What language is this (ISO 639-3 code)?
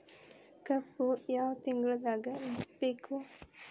kan